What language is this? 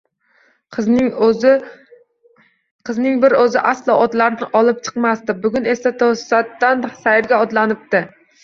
Uzbek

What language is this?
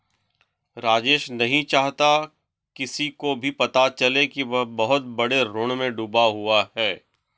Hindi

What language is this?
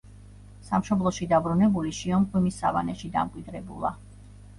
Georgian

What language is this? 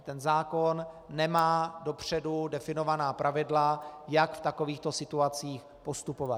Czech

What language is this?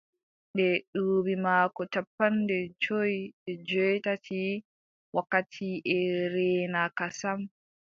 Adamawa Fulfulde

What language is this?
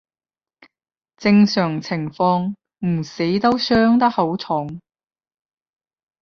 Cantonese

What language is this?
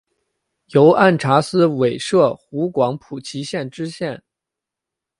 Chinese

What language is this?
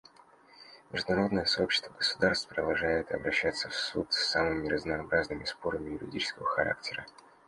Russian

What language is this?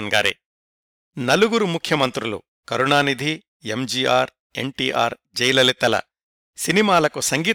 Telugu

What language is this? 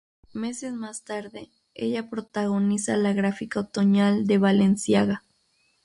Spanish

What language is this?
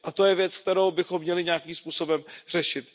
Czech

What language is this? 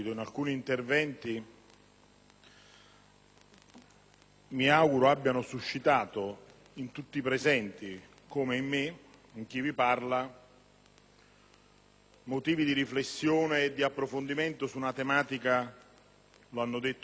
Italian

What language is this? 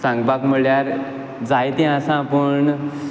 Konkani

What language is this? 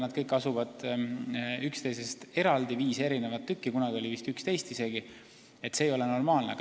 Estonian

